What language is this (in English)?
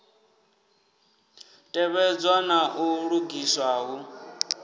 Venda